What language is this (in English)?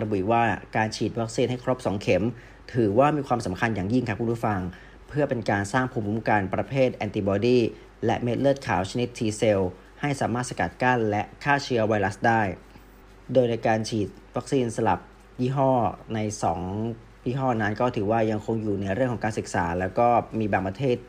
Thai